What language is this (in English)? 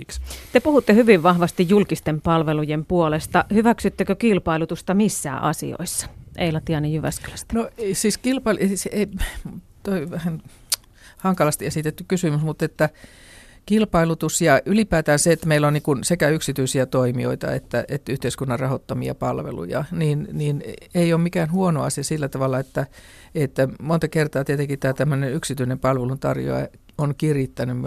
Finnish